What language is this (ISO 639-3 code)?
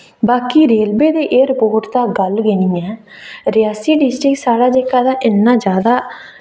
doi